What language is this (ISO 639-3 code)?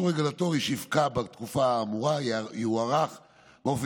heb